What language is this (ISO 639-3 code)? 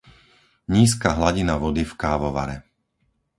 slk